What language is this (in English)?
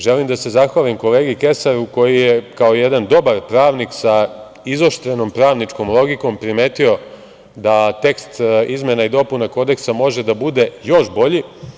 Serbian